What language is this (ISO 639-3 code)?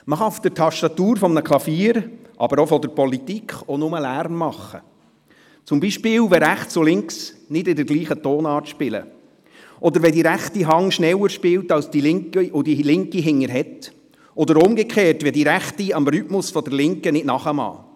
gsw